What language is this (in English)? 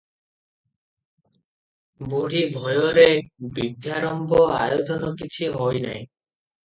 Odia